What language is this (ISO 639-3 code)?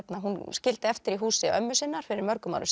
isl